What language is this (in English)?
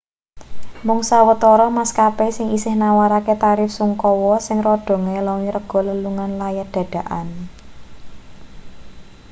Javanese